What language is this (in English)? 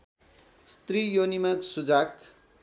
Nepali